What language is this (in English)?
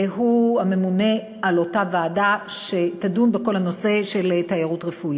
Hebrew